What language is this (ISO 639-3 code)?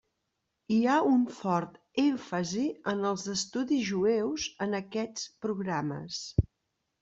cat